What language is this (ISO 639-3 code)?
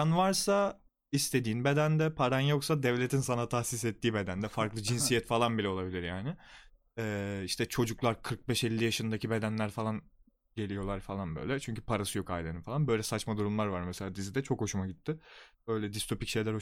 tur